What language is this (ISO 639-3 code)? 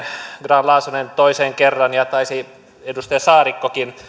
fin